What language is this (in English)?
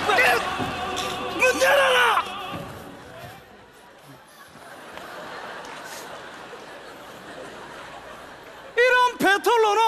Korean